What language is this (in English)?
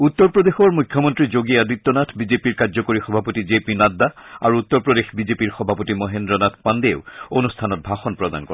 Assamese